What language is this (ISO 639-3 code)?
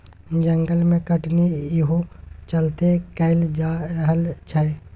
mai